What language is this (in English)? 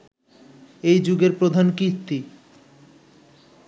Bangla